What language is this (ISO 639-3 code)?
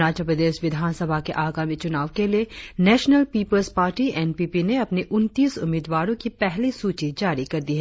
hin